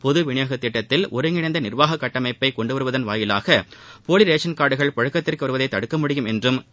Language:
Tamil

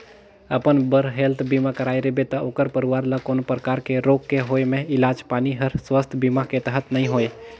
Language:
Chhattisgarhi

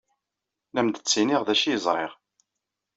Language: Kabyle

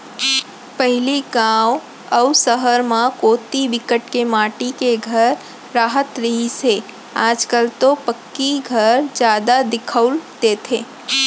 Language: Chhattisgarhi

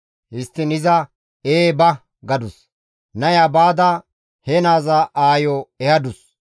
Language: Gamo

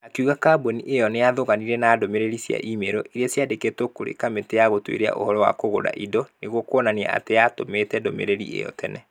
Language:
Kikuyu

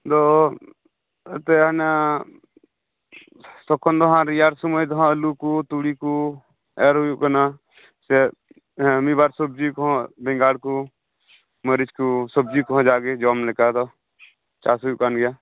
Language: Santali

